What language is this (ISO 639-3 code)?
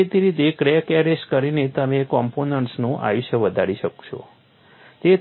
guj